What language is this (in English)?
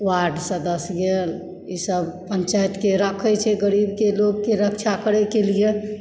Maithili